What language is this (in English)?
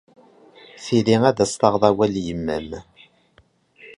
Kabyle